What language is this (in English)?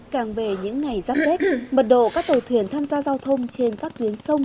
Vietnamese